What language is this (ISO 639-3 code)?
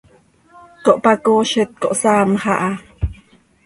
sei